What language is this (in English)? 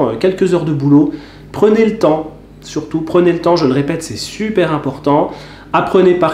French